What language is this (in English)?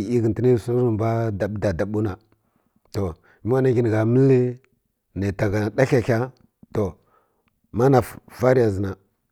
Kirya-Konzəl